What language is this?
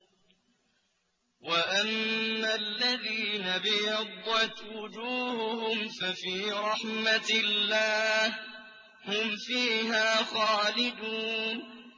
Arabic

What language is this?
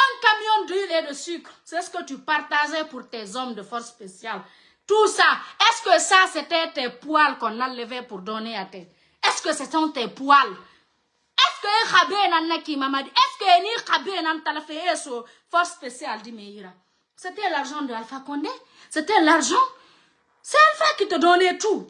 French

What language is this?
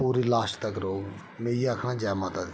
Dogri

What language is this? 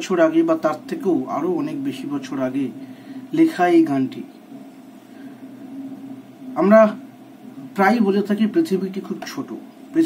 Hindi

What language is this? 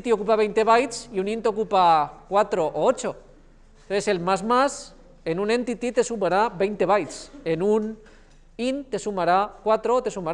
Spanish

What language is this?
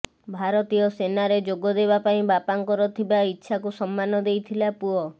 Odia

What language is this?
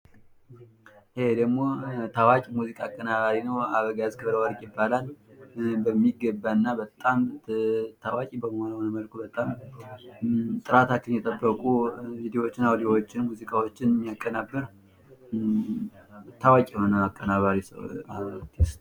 Amharic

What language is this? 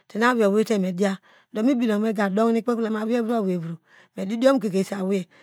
Degema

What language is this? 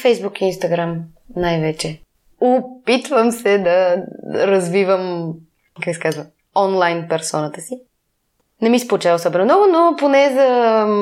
Bulgarian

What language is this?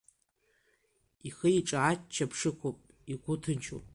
Abkhazian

